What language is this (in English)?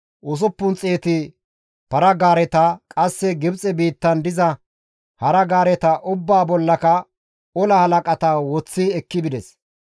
Gamo